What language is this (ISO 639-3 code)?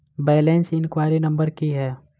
mai